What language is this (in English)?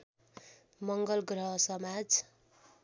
Nepali